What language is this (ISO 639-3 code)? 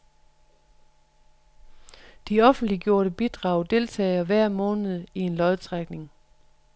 dan